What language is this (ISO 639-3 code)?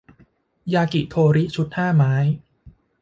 tha